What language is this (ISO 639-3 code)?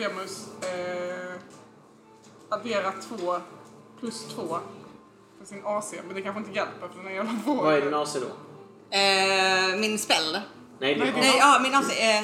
swe